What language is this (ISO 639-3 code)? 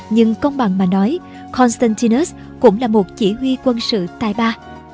vie